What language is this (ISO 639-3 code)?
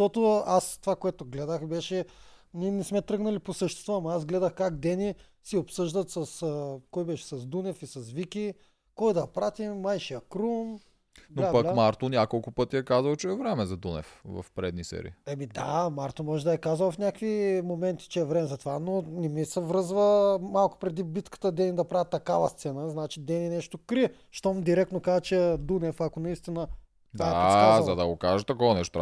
bul